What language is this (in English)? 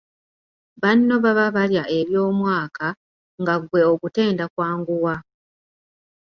Ganda